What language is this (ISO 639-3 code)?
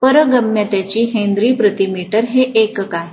mar